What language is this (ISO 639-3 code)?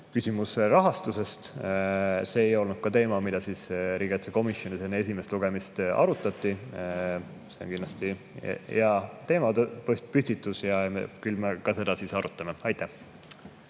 est